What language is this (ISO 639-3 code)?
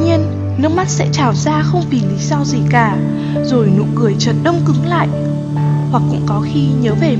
vie